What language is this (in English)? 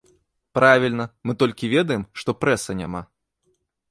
Belarusian